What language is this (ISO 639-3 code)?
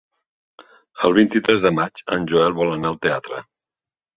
cat